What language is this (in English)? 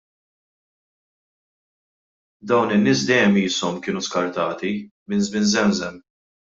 Maltese